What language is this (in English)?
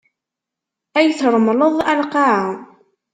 Kabyle